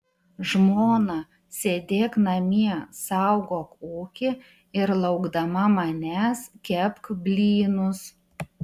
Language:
Lithuanian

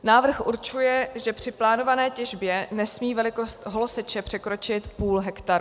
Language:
Czech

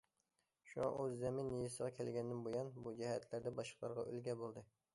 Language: Uyghur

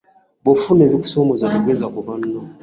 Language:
Ganda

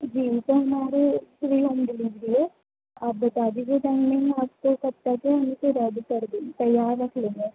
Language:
Urdu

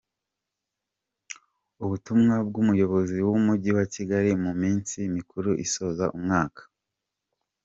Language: Kinyarwanda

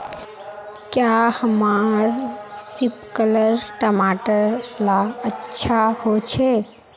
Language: Magahi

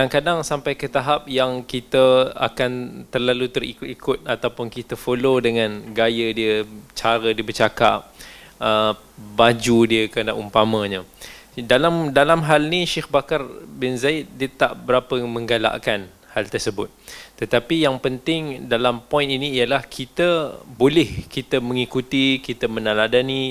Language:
Malay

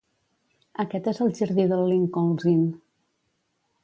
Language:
Catalan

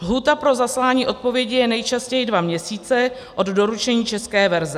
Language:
Czech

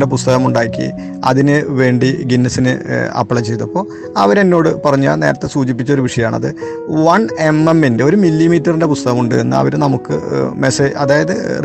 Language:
Malayalam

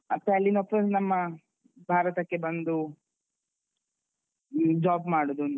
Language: Kannada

